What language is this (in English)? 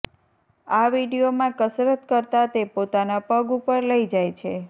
Gujarati